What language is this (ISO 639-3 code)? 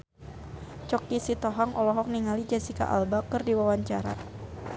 sun